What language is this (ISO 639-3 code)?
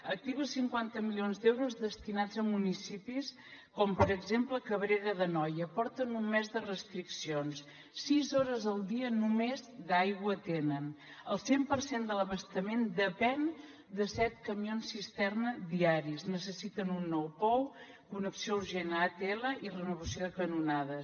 cat